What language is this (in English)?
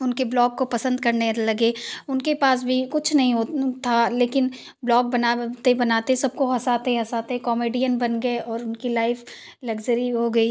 Hindi